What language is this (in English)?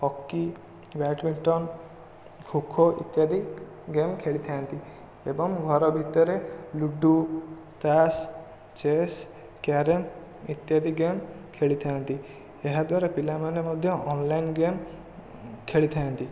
Odia